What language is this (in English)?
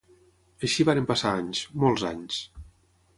Catalan